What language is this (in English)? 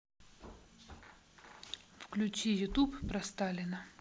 Russian